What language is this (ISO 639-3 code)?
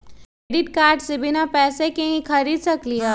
mag